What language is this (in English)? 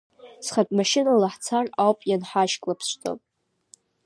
Abkhazian